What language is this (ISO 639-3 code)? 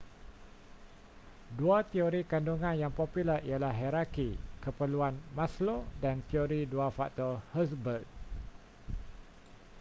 msa